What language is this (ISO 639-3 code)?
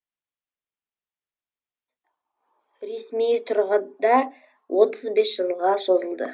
kaz